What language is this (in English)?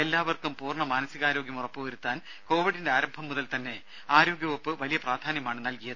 Malayalam